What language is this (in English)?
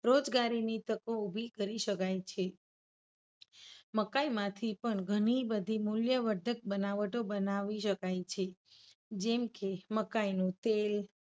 Gujarati